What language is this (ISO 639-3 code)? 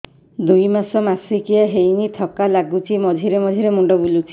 ori